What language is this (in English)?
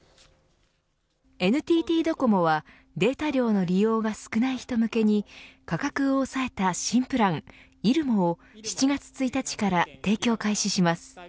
Japanese